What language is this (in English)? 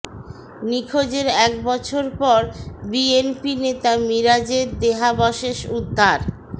Bangla